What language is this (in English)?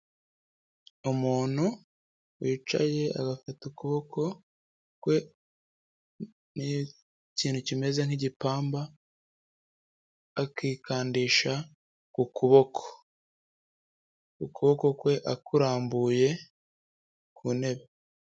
Kinyarwanda